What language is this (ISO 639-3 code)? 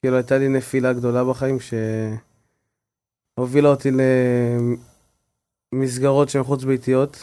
heb